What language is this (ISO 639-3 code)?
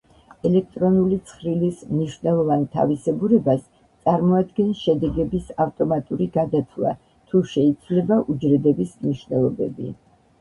kat